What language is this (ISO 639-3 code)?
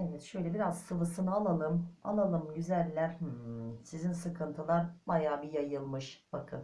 tur